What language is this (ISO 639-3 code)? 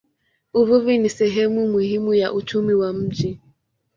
swa